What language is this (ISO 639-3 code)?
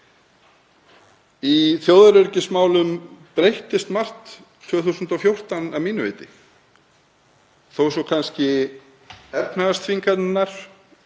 isl